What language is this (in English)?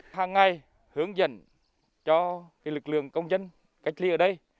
Vietnamese